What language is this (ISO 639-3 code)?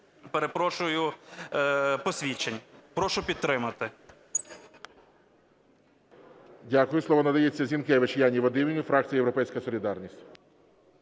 ukr